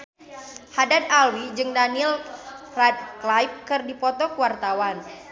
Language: Sundanese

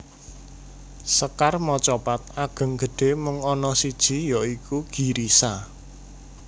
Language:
Javanese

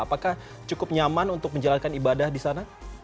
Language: Indonesian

